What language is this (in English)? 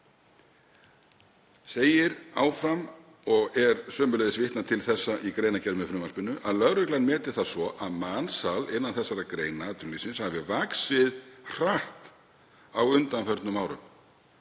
Icelandic